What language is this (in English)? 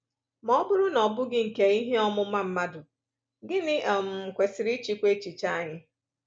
Igbo